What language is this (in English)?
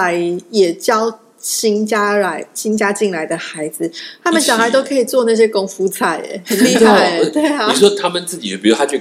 Chinese